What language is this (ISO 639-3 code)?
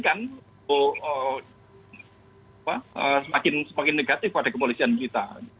ind